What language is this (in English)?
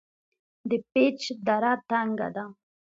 Pashto